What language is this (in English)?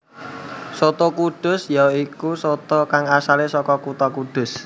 Javanese